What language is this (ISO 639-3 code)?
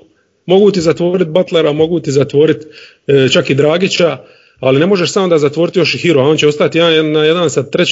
hrv